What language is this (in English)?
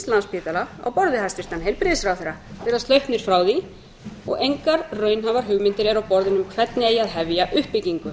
Icelandic